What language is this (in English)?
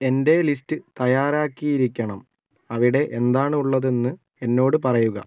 Malayalam